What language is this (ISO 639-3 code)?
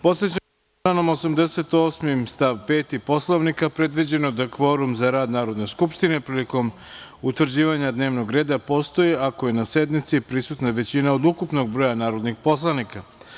srp